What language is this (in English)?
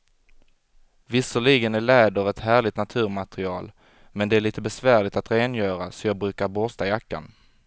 Swedish